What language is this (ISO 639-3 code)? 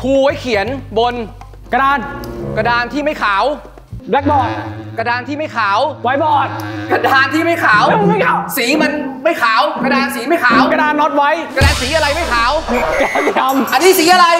tha